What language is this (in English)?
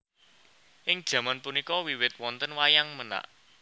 Javanese